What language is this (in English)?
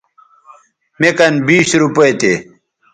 Bateri